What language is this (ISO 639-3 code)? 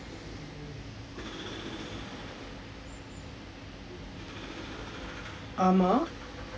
eng